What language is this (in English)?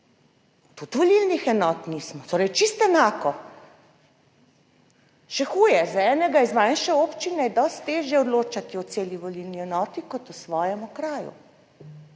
Slovenian